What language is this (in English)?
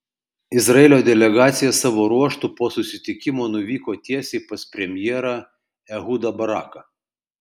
Lithuanian